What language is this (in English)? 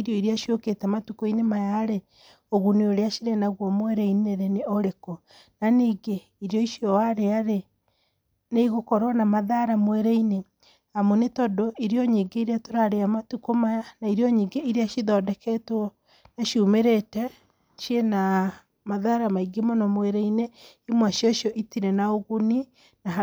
Kikuyu